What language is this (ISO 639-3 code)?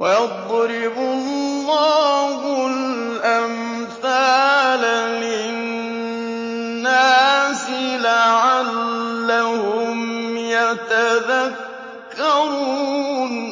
ara